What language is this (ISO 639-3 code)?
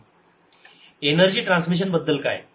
mar